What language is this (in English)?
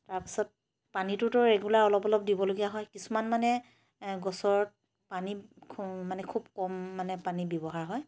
Assamese